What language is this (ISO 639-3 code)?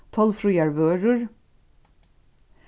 fao